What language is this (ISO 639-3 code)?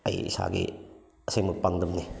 mni